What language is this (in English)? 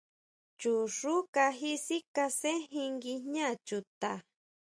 Huautla Mazatec